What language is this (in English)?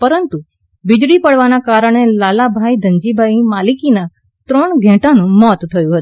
Gujarati